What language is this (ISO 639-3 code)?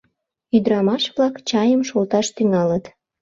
chm